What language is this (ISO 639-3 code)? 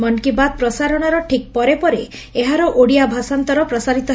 ori